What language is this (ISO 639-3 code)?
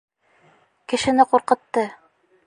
bak